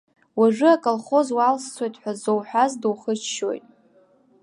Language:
Abkhazian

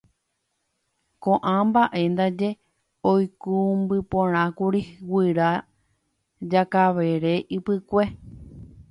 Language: Guarani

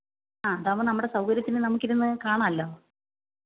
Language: Malayalam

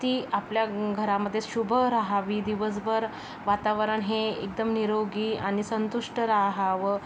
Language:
Marathi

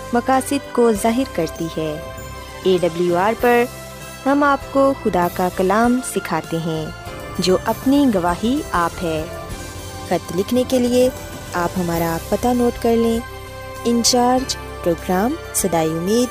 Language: Urdu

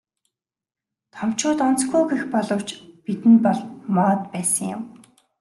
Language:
Mongolian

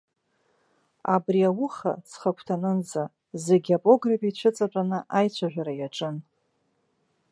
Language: Abkhazian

